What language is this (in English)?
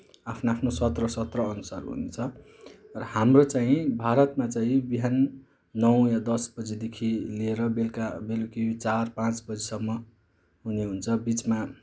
Nepali